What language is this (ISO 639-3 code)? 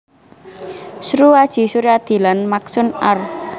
jav